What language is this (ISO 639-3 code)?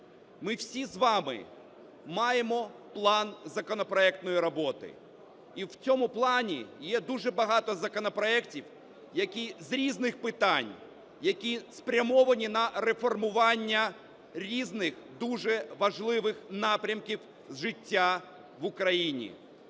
ukr